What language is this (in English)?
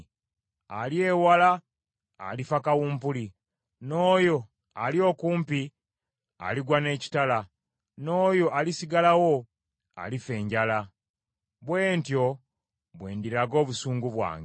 Ganda